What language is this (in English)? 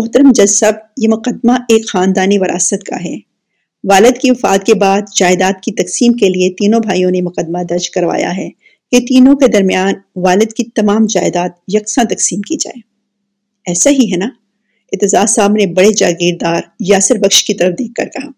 Urdu